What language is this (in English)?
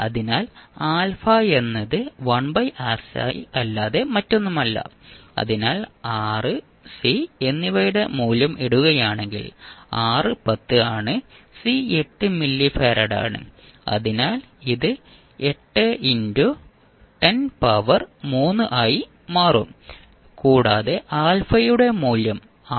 Malayalam